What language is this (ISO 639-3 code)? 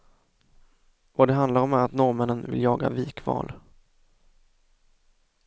swe